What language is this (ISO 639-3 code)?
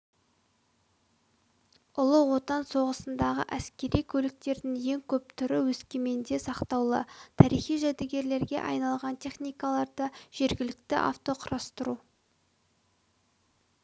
kaz